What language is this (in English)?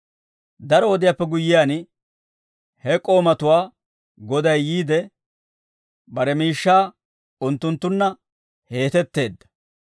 Dawro